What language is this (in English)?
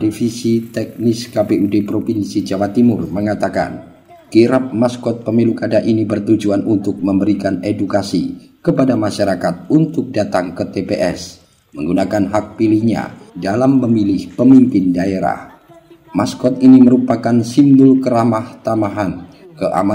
Indonesian